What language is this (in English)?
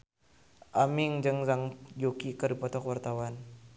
Sundanese